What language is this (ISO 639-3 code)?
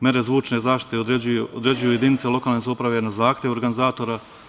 srp